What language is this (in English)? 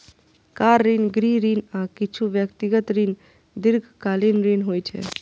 Maithili